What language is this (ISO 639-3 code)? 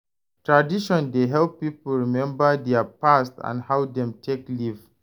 pcm